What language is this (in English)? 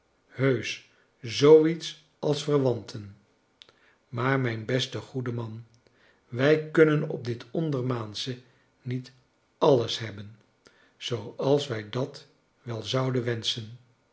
Dutch